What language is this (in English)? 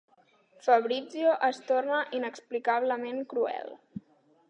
Catalan